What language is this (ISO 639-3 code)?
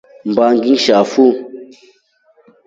rof